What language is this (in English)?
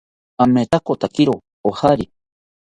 South Ucayali Ashéninka